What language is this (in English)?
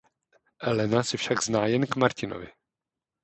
Czech